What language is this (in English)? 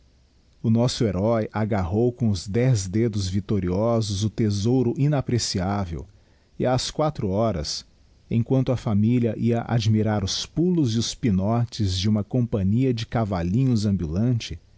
Portuguese